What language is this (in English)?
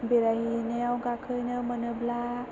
Bodo